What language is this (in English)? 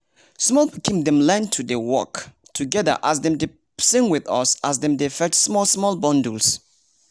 Nigerian Pidgin